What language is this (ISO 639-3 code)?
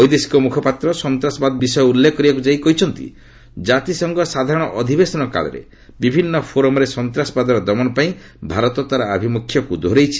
ori